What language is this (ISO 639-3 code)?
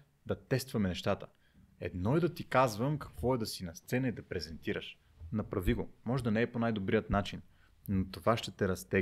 bul